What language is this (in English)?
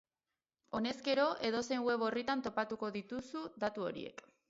Basque